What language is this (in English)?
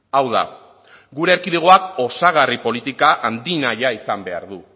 Basque